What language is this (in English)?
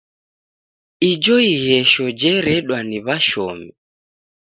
Taita